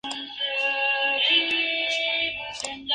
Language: Spanish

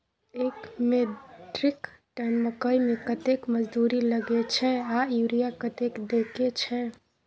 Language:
Maithili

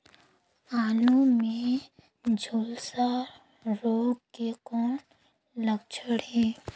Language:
Chhattisgarhi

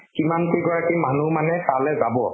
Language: Assamese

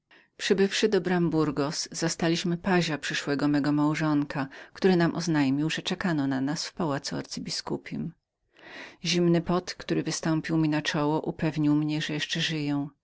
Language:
Polish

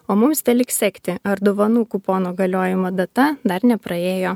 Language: Lithuanian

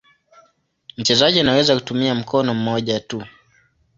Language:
Swahili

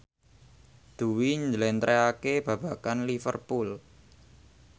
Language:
Javanese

